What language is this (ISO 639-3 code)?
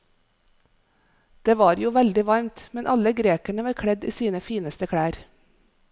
nor